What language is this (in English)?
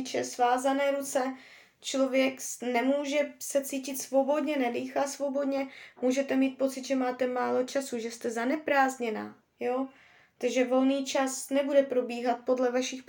Czech